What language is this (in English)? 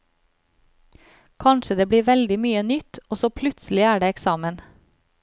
Norwegian